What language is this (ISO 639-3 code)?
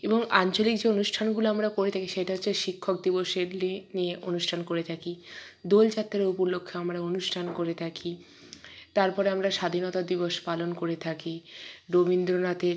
ben